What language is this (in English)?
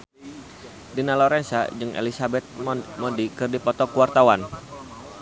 Sundanese